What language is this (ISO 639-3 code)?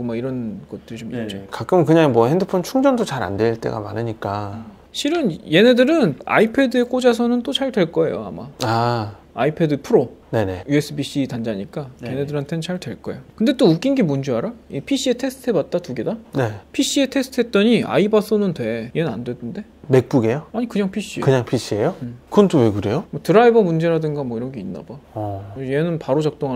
kor